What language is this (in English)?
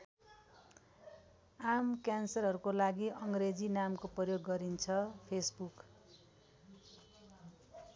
Nepali